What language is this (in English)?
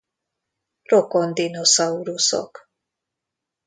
Hungarian